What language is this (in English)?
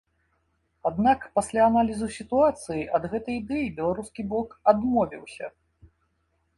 Belarusian